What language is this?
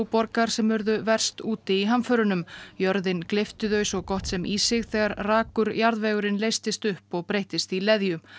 Icelandic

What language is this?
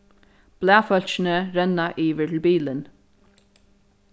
Faroese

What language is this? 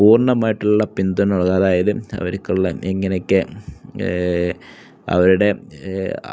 Malayalam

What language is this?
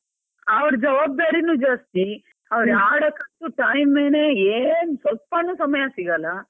Kannada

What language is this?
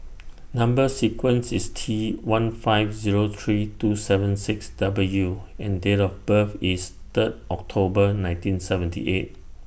English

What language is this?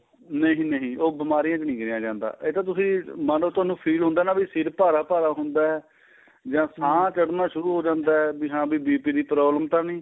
Punjabi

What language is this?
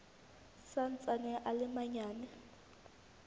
Southern Sotho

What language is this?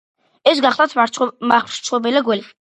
Georgian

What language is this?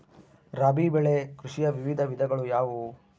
Kannada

